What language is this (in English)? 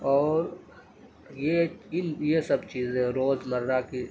Urdu